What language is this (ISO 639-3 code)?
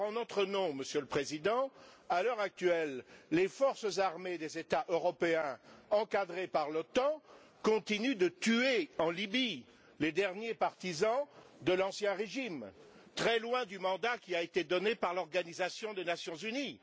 fra